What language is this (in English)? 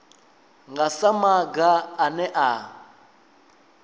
Venda